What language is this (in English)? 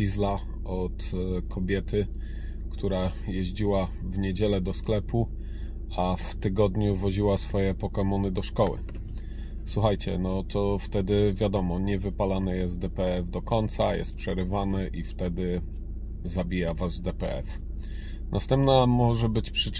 Polish